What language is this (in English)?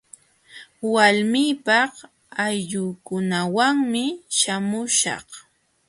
Jauja Wanca Quechua